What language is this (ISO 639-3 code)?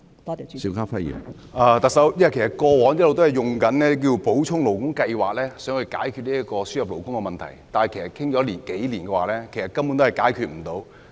yue